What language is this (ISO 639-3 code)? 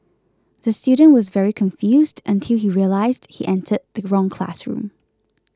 eng